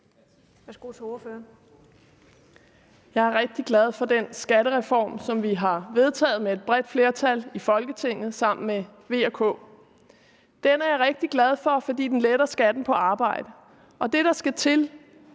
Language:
Danish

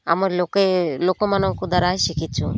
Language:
Odia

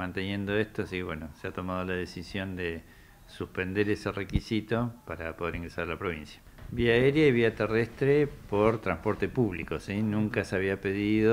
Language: Spanish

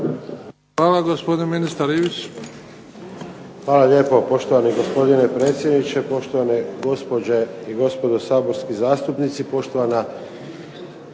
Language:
Croatian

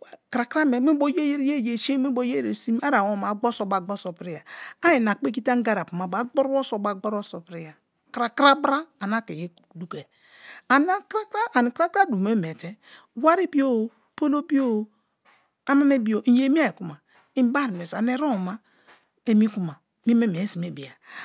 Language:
Kalabari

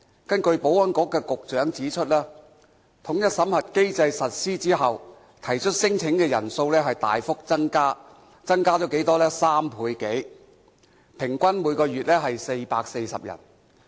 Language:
Cantonese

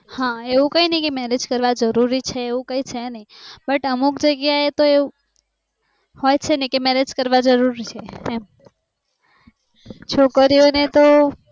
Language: Gujarati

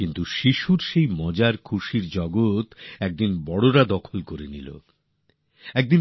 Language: Bangla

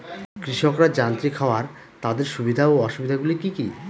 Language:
Bangla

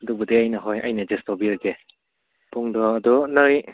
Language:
Manipuri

